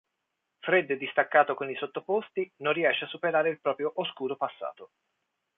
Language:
Italian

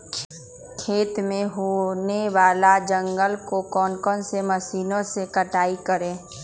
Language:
Magahi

